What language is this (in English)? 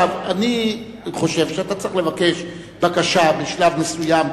Hebrew